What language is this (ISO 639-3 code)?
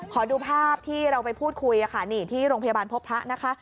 tha